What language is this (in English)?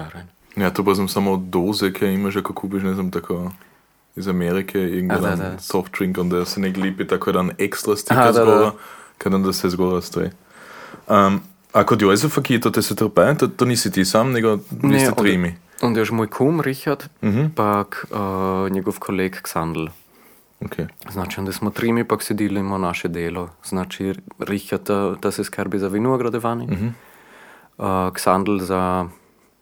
Croatian